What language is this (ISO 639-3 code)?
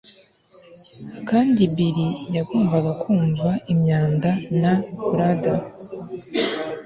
kin